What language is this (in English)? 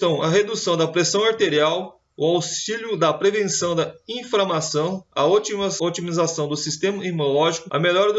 Portuguese